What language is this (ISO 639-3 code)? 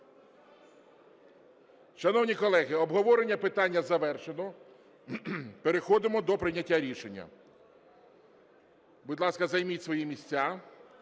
ukr